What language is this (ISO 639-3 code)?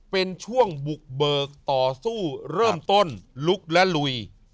tha